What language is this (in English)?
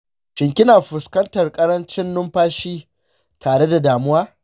Hausa